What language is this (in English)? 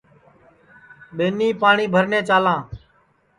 Sansi